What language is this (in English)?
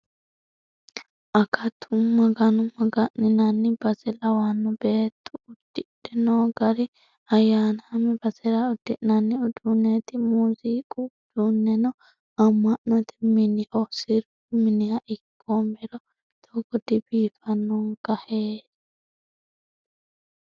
Sidamo